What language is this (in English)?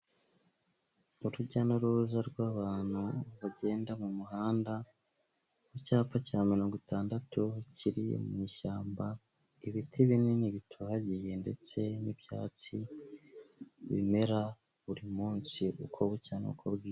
Kinyarwanda